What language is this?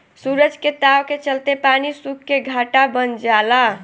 Bhojpuri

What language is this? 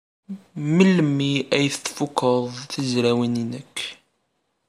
Kabyle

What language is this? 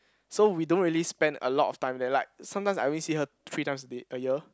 English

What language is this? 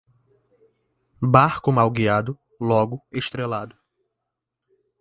Portuguese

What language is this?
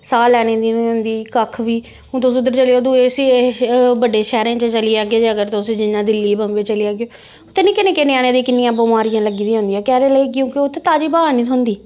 Dogri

